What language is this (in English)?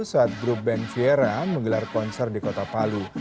Indonesian